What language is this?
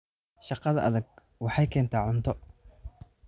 Somali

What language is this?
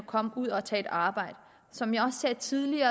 Danish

